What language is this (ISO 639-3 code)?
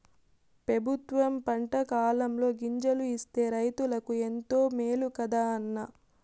tel